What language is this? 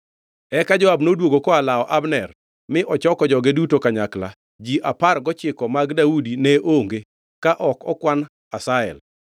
Luo (Kenya and Tanzania)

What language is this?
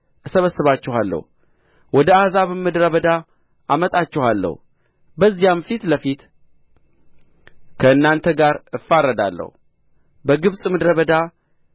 Amharic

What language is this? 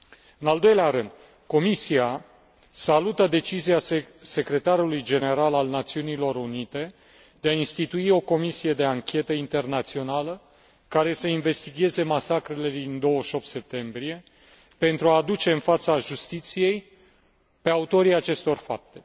Romanian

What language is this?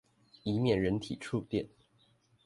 Chinese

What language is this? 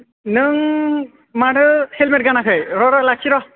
Bodo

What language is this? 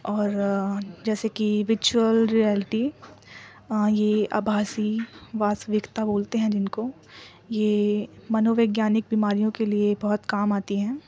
Urdu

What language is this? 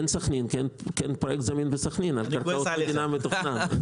Hebrew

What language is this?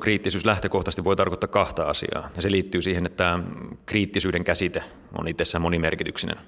Finnish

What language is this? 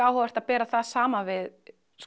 Icelandic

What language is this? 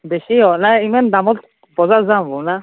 Assamese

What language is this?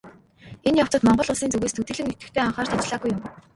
Mongolian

